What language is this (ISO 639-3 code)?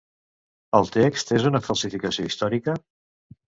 cat